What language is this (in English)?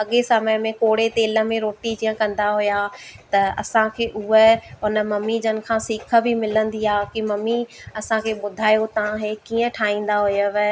Sindhi